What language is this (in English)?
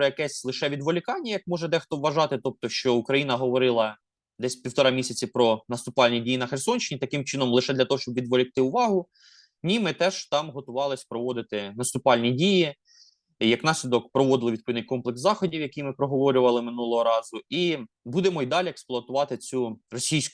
Ukrainian